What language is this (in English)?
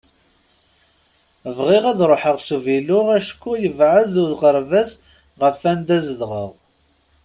Kabyle